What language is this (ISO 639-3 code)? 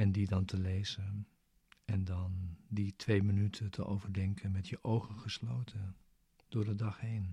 nld